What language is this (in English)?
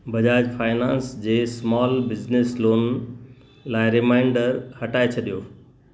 Sindhi